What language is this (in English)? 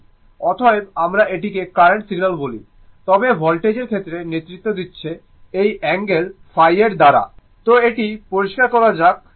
Bangla